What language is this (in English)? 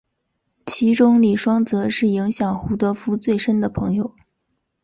Chinese